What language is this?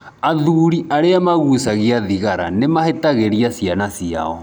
Kikuyu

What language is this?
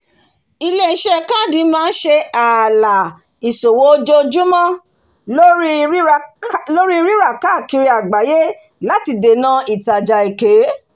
Yoruba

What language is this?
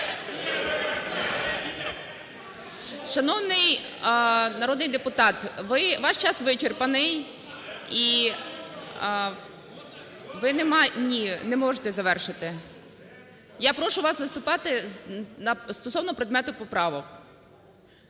Ukrainian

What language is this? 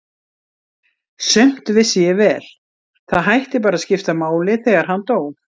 Icelandic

